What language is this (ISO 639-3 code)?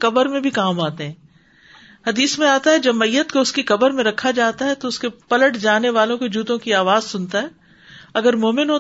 urd